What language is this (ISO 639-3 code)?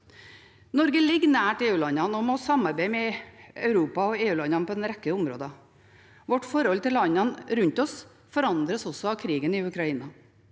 nor